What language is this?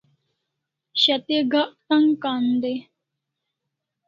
Kalasha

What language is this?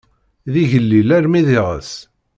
Kabyle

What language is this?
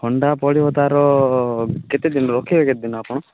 Odia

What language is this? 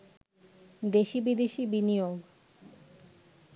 Bangla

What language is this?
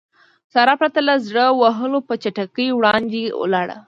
Pashto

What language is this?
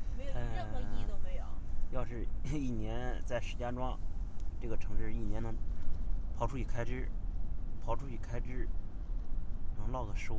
Chinese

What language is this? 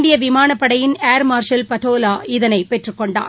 Tamil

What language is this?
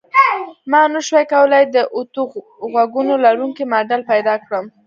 Pashto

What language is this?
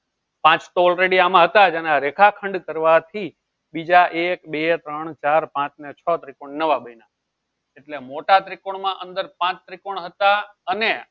Gujarati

